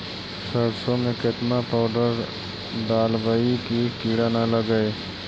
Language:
Magahi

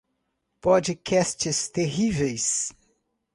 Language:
Portuguese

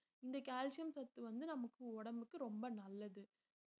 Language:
Tamil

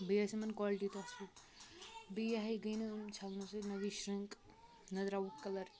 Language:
Kashmiri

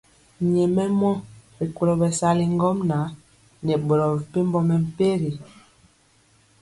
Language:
Mpiemo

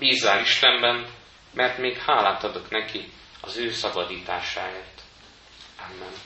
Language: Hungarian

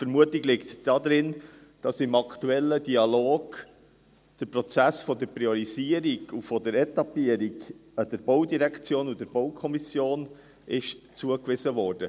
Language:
Swiss German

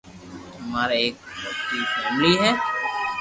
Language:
Loarki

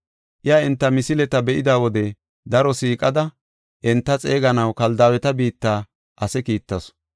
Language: Gofa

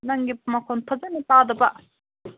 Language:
Manipuri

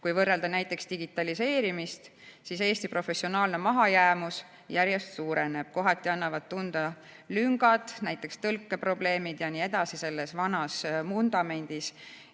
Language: Estonian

